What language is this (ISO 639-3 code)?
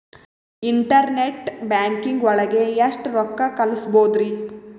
kan